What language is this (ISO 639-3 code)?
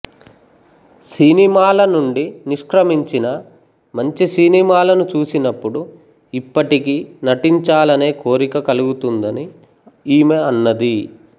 tel